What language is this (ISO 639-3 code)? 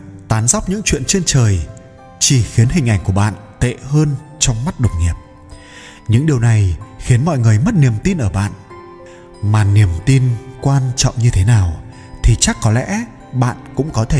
vie